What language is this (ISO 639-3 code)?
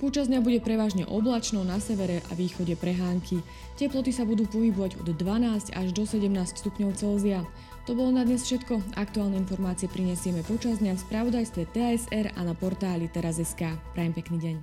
slk